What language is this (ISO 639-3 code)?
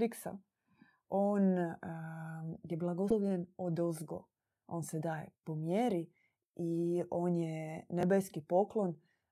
hrv